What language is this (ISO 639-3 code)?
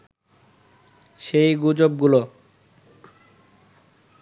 ben